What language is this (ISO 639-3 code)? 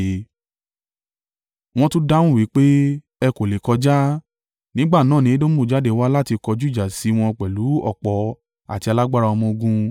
yor